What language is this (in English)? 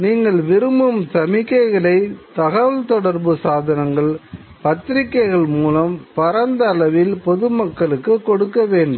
Tamil